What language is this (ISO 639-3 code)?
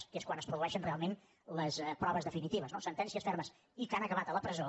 cat